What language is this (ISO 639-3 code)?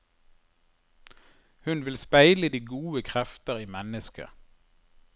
nor